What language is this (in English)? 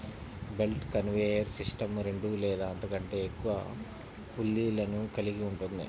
Telugu